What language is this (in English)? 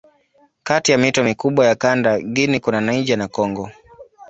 Swahili